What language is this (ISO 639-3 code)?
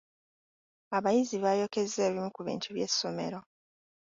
lug